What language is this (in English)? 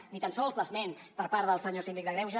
Catalan